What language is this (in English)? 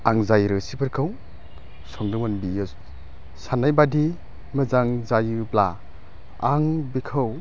Bodo